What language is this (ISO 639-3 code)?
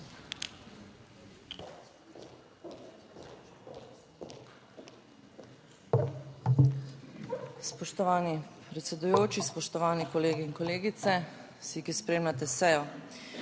slv